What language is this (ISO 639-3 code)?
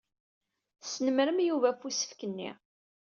kab